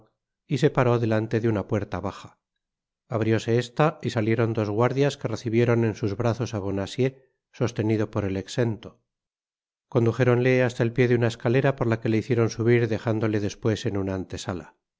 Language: Spanish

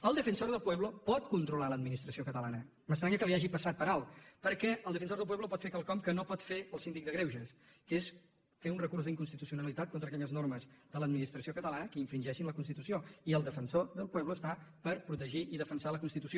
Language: Catalan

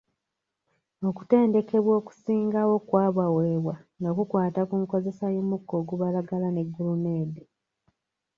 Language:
Ganda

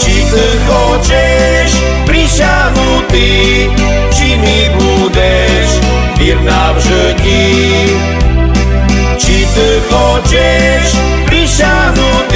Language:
Romanian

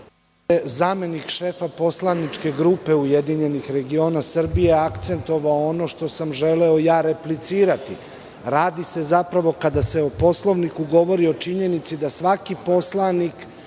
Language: Serbian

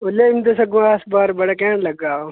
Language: Dogri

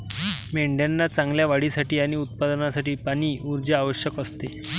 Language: Marathi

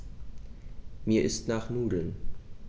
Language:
German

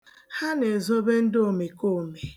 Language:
Igbo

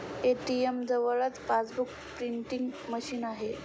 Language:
Marathi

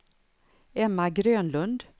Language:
Swedish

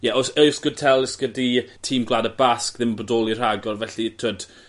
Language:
Welsh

